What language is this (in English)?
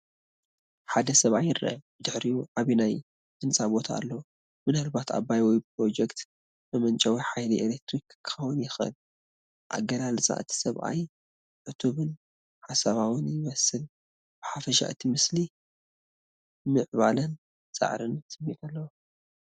Tigrinya